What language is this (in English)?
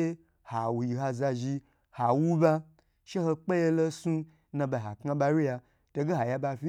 Gbagyi